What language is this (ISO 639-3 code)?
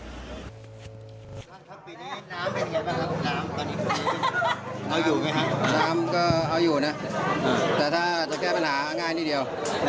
tha